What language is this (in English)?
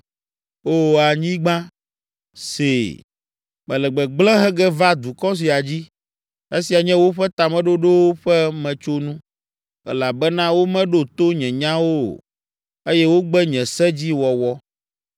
Ewe